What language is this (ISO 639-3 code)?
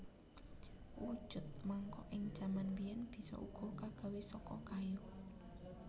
jav